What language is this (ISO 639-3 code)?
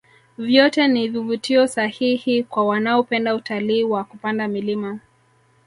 swa